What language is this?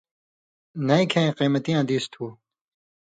Indus Kohistani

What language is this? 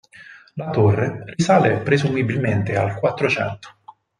Italian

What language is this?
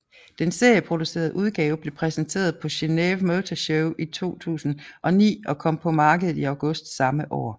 Danish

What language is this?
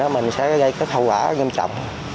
Vietnamese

